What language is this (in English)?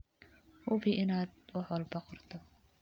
Somali